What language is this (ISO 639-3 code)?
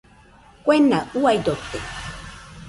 hux